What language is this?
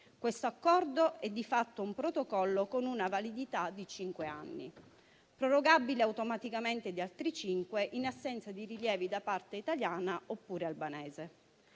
Italian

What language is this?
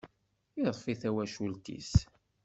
Kabyle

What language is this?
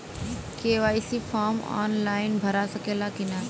Bhojpuri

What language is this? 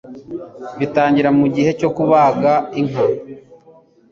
Kinyarwanda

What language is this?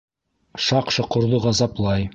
Bashkir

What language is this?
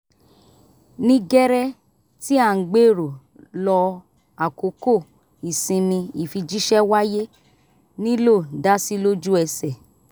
Yoruba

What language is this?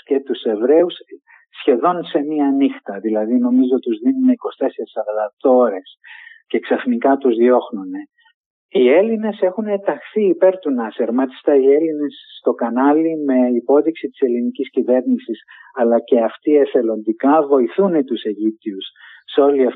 Greek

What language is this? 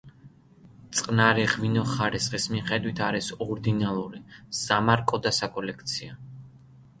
Georgian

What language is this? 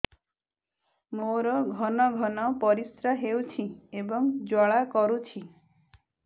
Odia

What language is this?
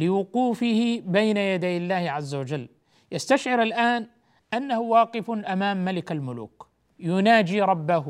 Arabic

